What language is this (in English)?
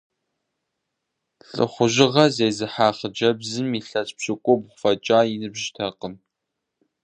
Kabardian